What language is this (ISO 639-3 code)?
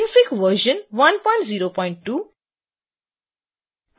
hin